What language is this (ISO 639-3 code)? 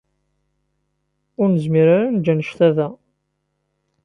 kab